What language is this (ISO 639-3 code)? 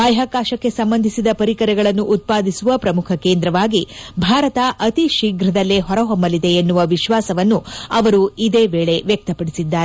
kan